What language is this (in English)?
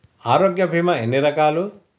Telugu